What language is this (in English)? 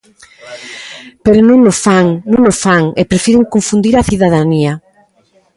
Galician